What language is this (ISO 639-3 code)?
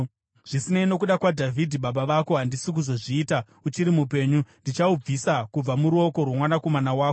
sna